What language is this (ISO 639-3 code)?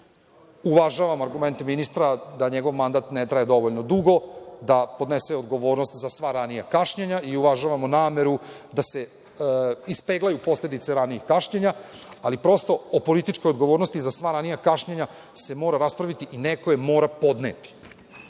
srp